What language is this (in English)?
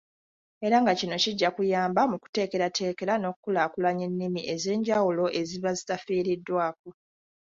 Ganda